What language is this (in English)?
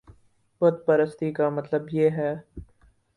Urdu